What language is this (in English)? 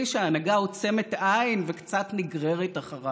Hebrew